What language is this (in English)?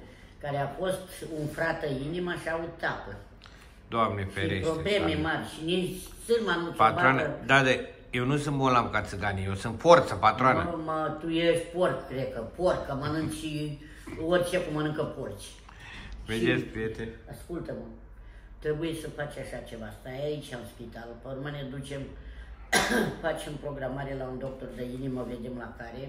Romanian